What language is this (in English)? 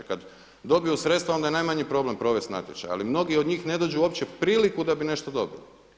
Croatian